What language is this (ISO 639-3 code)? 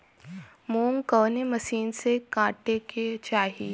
bho